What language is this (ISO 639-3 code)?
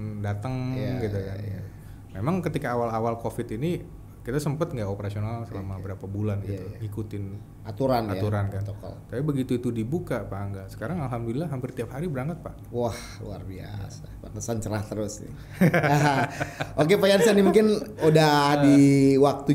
ind